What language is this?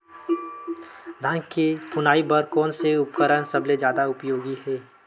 Chhattisgarhi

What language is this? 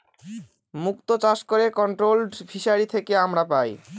Bangla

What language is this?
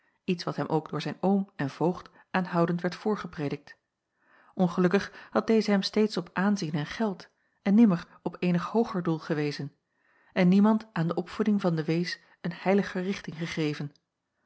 Dutch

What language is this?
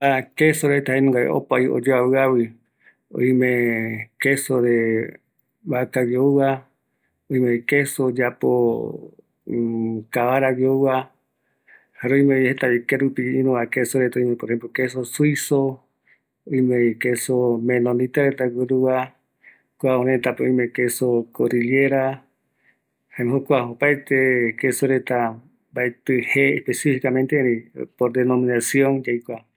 Eastern Bolivian Guaraní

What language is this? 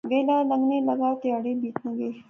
Pahari-Potwari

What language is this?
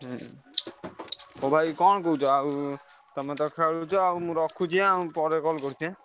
Odia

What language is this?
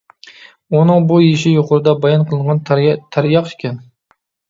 Uyghur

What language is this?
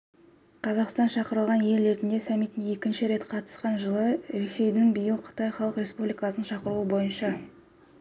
Kazakh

